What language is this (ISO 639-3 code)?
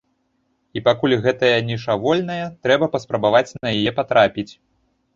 bel